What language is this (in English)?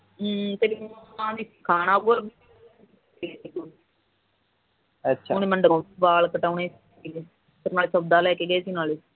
Punjabi